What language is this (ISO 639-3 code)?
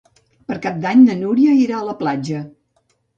cat